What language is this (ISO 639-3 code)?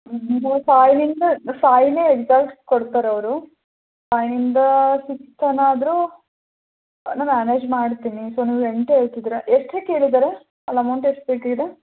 kan